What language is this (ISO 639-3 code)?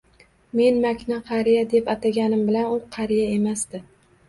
uzb